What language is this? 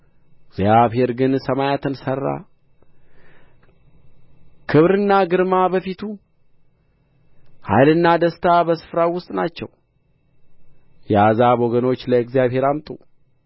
Amharic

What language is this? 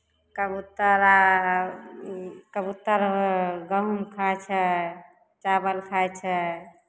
Maithili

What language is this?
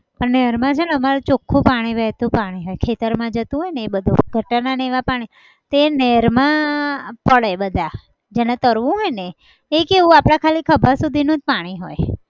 Gujarati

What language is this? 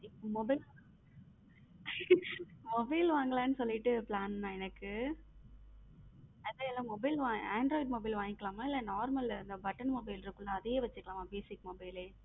Tamil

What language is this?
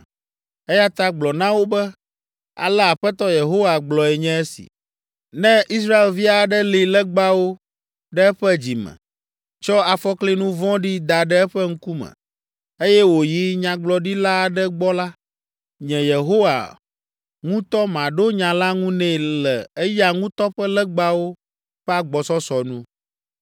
Ewe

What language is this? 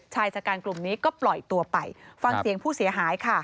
Thai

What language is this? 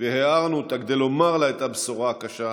Hebrew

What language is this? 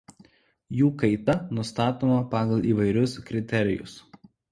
Lithuanian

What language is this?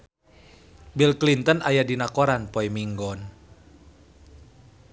Sundanese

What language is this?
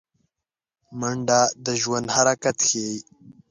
Pashto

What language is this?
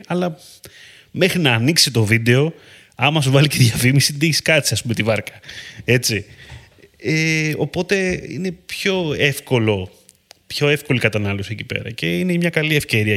Greek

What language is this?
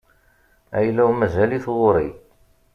Kabyle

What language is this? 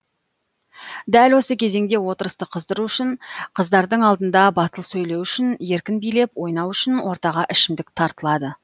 Kazakh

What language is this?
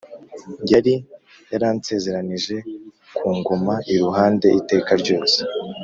Kinyarwanda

